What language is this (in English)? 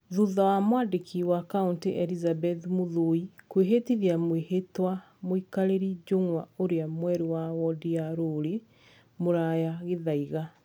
Kikuyu